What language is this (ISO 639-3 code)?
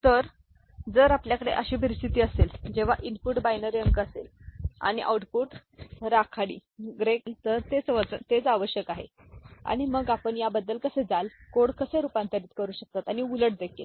mar